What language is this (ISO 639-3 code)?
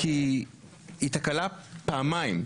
heb